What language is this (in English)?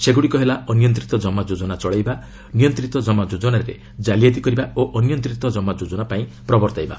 Odia